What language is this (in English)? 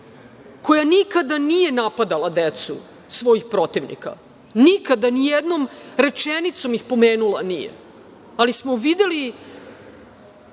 Serbian